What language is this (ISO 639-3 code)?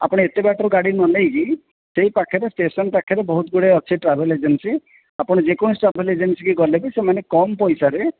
ori